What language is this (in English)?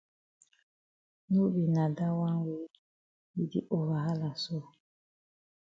Cameroon Pidgin